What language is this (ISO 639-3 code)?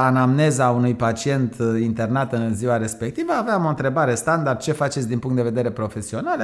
ron